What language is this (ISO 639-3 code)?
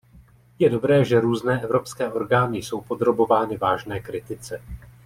ces